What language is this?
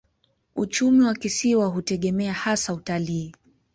Swahili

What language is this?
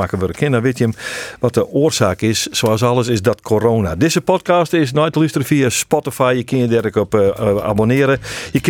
Dutch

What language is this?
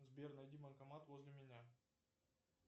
Russian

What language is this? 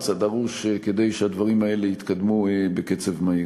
Hebrew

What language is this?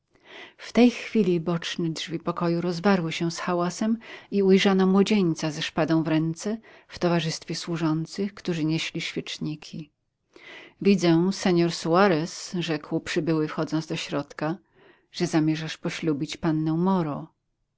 Polish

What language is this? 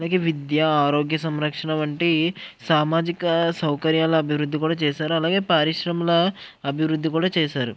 Telugu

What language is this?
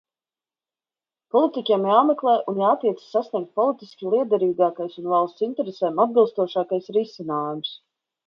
Latvian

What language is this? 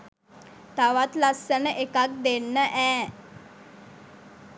Sinhala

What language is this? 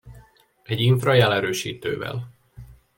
Hungarian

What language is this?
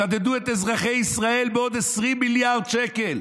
Hebrew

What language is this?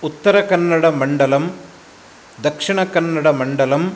Sanskrit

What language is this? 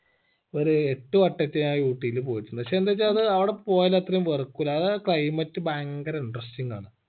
Malayalam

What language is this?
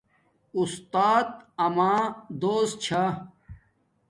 Domaaki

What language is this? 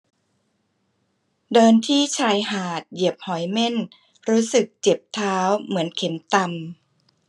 Thai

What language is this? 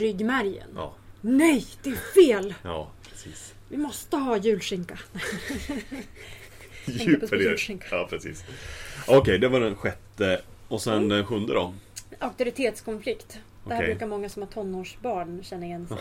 Swedish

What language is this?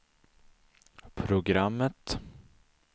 Swedish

